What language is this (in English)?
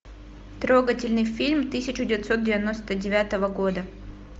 Russian